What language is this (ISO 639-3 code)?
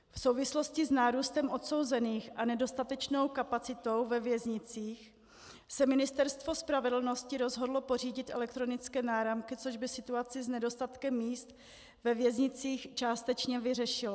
ces